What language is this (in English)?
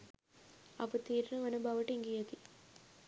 Sinhala